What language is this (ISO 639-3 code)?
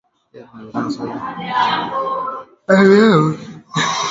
swa